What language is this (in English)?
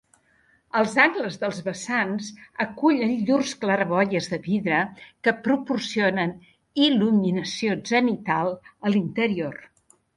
Catalan